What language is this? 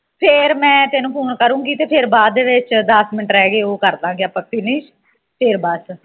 Punjabi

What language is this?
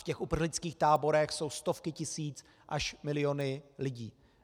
Czech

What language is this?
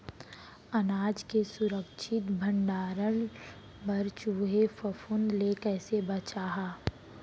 Chhattisgarhi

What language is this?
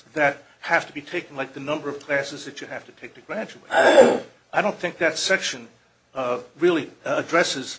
English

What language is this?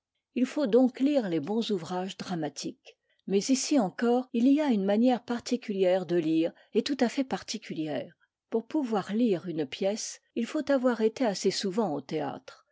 French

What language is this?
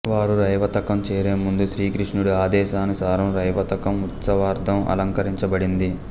Telugu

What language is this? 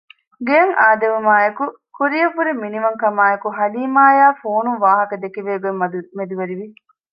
Divehi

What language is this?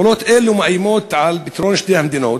Hebrew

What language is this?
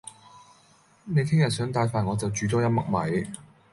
Cantonese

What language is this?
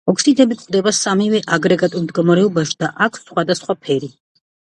Georgian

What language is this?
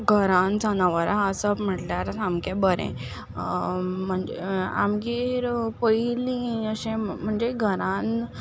Konkani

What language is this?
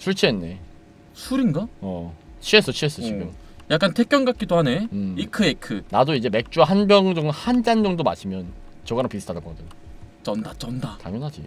Korean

